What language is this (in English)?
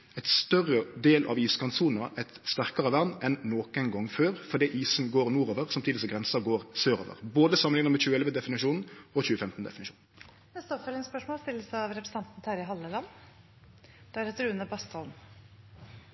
Norwegian Nynorsk